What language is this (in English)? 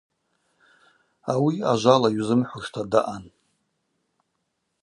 Abaza